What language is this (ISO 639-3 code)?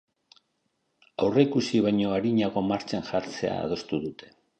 eus